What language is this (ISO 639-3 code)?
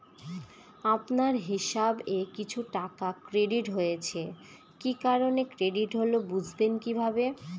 ben